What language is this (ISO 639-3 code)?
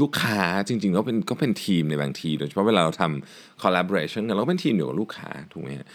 tha